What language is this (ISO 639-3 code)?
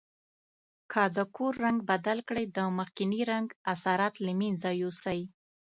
pus